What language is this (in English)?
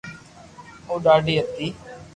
Loarki